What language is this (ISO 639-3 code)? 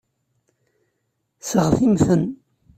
kab